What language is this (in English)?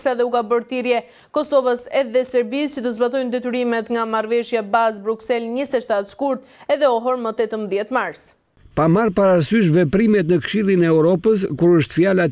Romanian